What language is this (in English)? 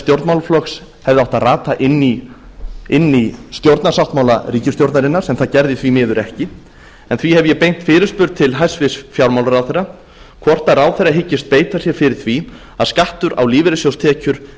Icelandic